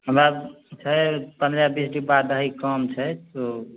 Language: Maithili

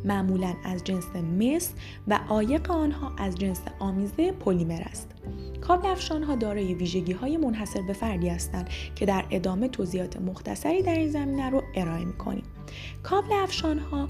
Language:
Persian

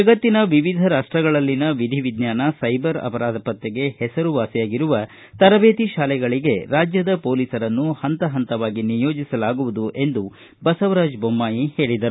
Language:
Kannada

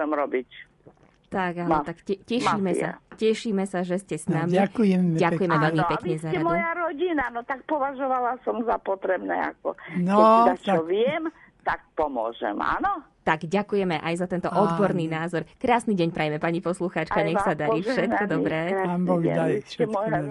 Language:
Slovak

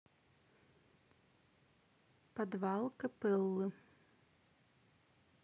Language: Russian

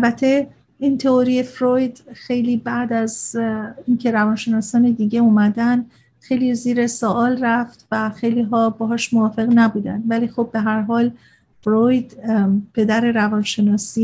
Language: Persian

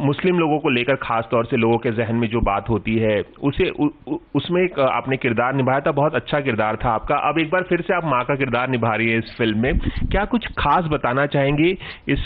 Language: Hindi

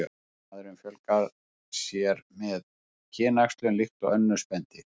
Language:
Icelandic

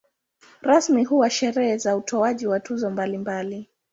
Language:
Swahili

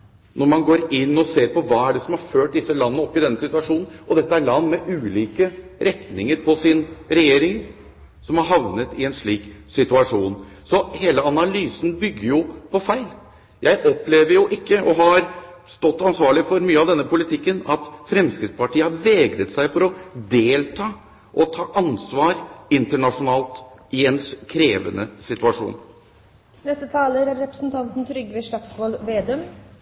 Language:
Norwegian Bokmål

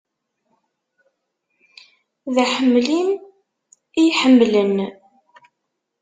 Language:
Kabyle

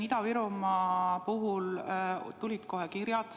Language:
Estonian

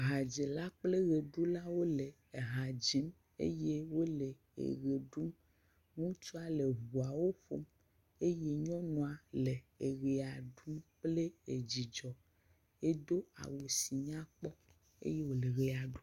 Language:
Ewe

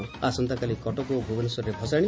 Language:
Odia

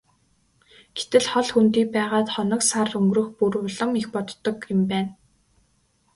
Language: Mongolian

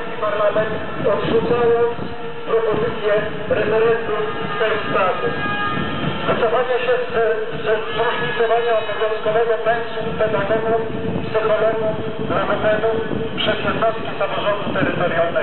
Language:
Polish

